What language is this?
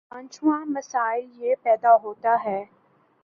Urdu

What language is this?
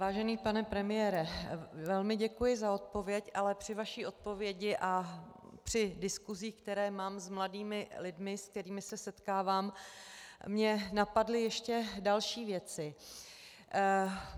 Czech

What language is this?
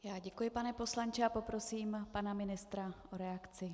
Czech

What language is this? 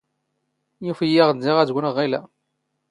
Standard Moroccan Tamazight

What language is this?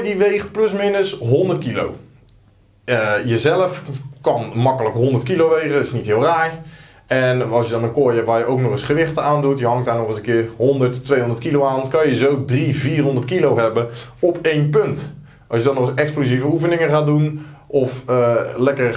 Dutch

